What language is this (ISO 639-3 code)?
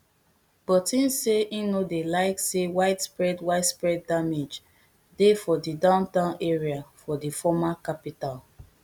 pcm